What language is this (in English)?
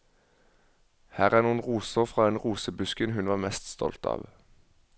Norwegian